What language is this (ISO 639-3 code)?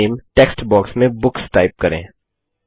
hin